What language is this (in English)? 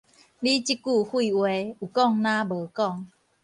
Min Nan Chinese